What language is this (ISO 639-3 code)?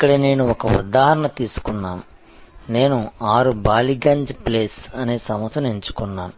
tel